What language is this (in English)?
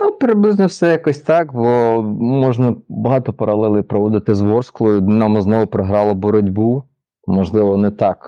Ukrainian